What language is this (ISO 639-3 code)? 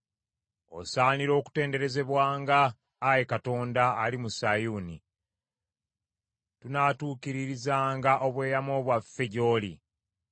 lug